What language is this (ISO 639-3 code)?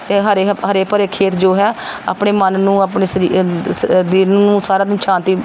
pan